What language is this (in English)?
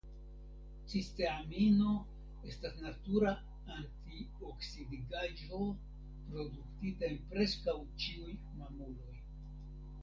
Esperanto